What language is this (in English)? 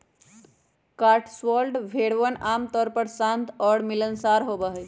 Magahi